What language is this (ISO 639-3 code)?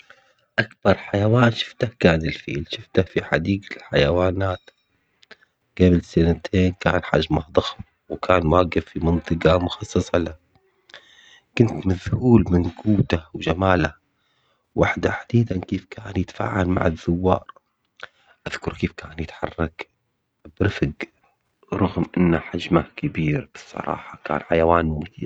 acx